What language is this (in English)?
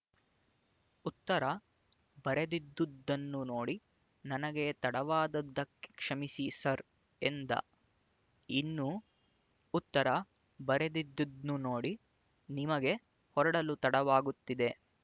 Kannada